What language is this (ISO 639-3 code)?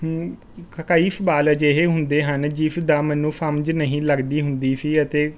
pan